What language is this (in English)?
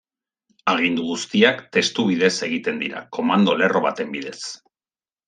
Basque